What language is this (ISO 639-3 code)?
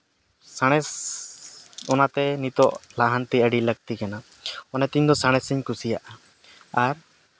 sat